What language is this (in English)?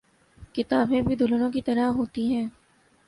Urdu